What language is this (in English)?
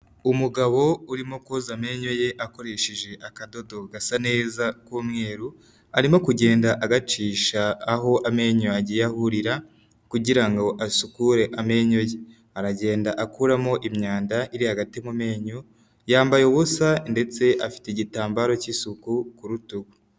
Kinyarwanda